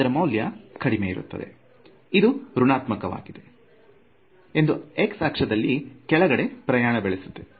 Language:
Kannada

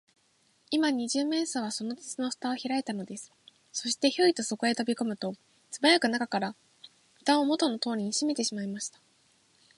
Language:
Japanese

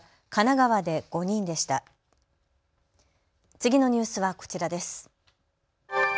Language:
Japanese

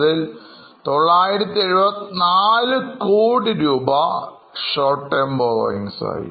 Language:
Malayalam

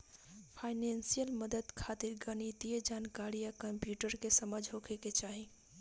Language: Bhojpuri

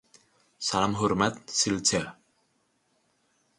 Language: Indonesian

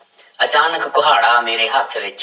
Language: Punjabi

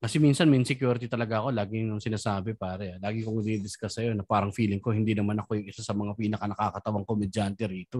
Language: Filipino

